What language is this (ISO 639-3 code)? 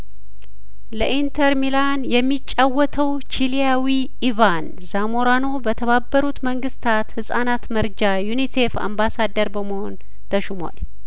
amh